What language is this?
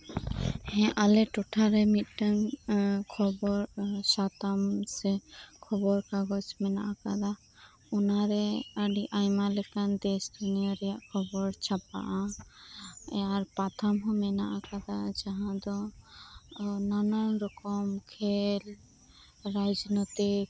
Santali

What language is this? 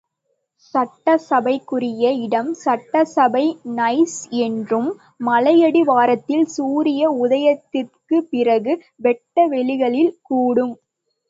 Tamil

